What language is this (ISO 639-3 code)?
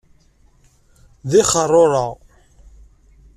kab